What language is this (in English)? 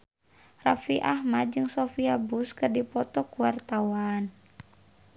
Sundanese